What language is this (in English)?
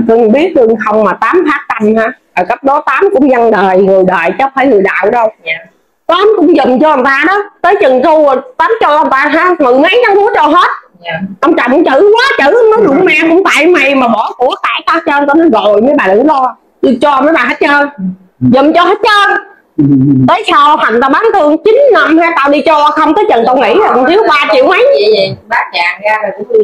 Vietnamese